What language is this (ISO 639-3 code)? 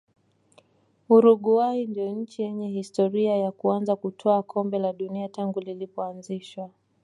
swa